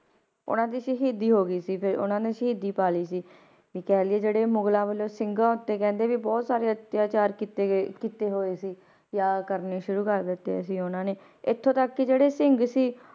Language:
Punjabi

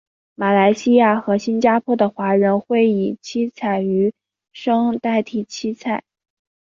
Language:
Chinese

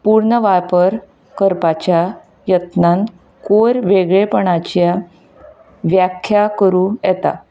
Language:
Konkani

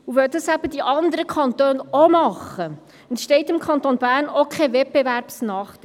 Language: Swiss German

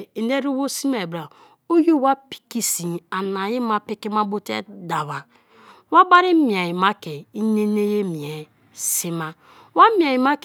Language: Kalabari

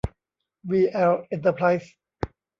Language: Thai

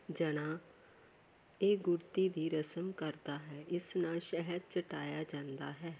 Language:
Punjabi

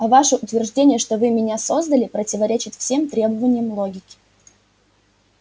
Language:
Russian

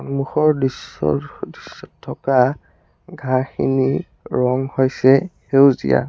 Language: Assamese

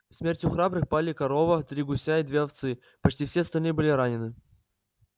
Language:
Russian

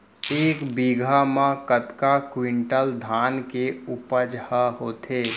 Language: Chhattisgarhi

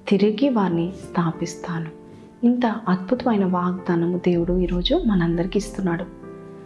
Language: Telugu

